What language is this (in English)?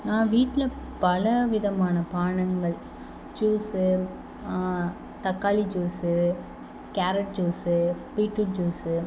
Tamil